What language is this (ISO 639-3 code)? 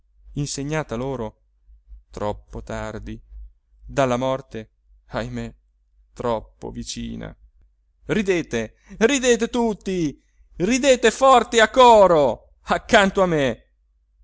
ita